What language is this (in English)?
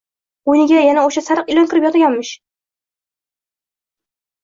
Uzbek